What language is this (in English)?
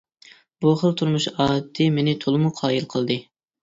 Uyghur